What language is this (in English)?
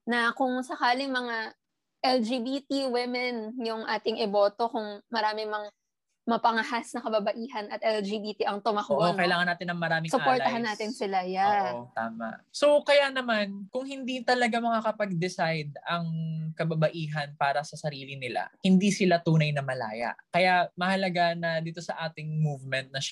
Filipino